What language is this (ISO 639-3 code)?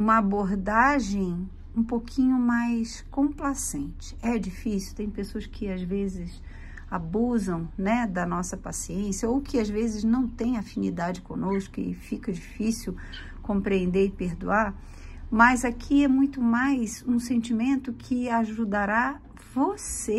por